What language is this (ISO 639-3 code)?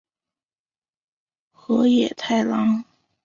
zho